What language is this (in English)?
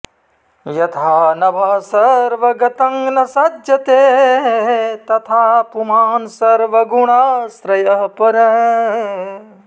Sanskrit